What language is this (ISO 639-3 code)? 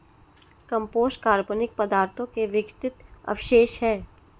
hin